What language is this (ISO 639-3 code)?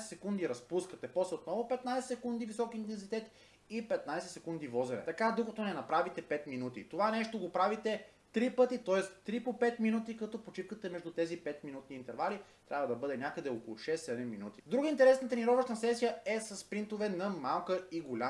bul